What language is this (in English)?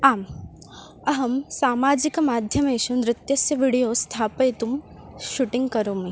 Sanskrit